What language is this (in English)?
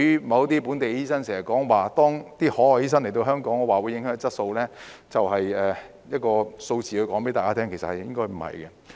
Cantonese